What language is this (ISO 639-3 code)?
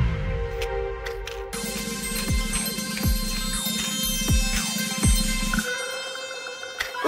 nld